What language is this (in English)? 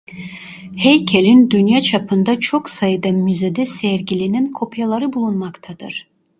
Turkish